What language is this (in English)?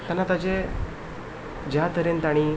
Konkani